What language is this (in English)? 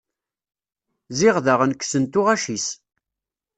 Kabyle